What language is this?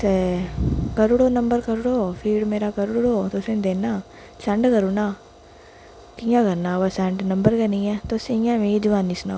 Dogri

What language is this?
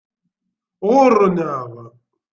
Kabyle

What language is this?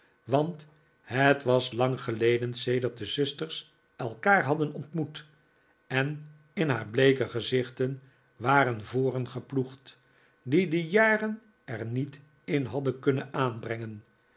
Dutch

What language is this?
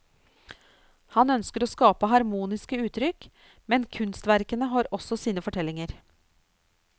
Norwegian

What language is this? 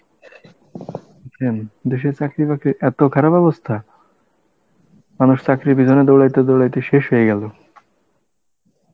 Bangla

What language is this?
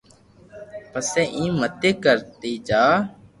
Loarki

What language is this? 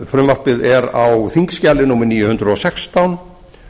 Icelandic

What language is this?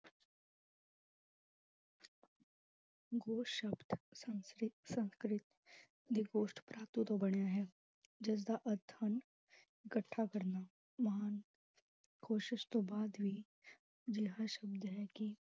Punjabi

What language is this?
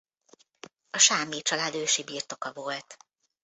Hungarian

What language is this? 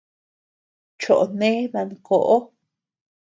Tepeuxila Cuicatec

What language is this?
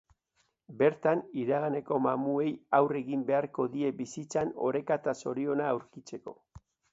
Basque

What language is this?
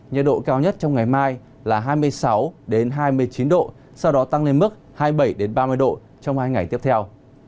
Vietnamese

